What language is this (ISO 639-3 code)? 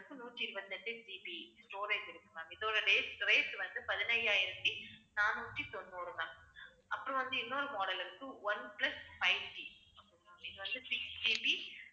tam